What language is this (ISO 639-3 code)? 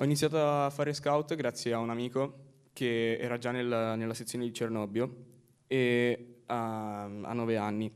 ita